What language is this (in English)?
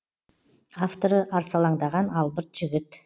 Kazakh